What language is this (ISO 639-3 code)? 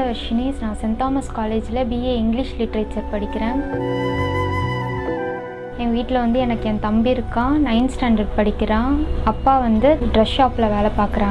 tam